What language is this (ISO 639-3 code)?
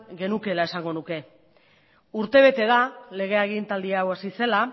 eus